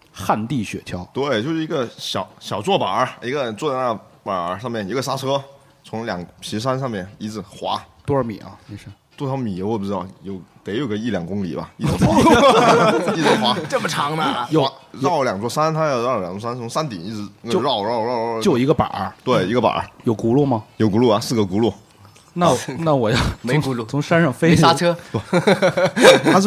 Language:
Chinese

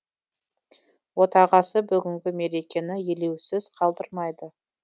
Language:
Kazakh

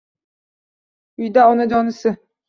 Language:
Uzbek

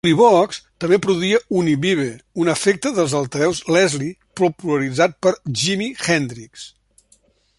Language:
Catalan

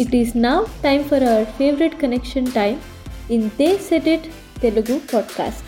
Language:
Telugu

